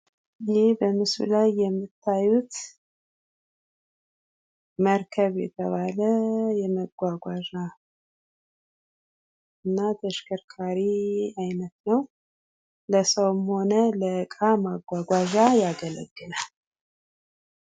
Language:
Amharic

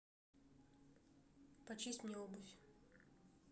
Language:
Russian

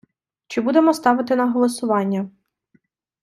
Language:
Ukrainian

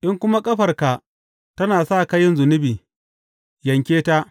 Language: Hausa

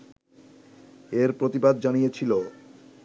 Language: Bangla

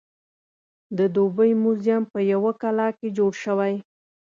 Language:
Pashto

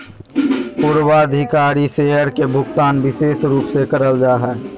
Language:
Magahi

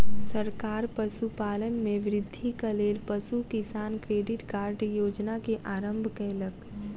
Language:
Maithili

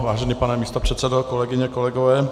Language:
Czech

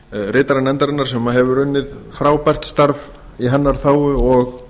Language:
Icelandic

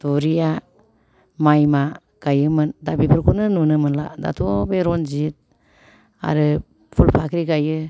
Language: Bodo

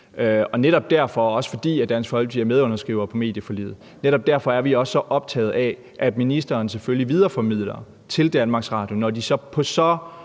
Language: Danish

